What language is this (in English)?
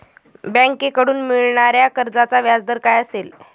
Marathi